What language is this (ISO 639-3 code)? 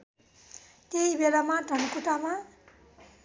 nep